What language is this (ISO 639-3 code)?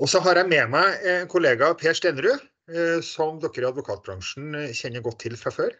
nor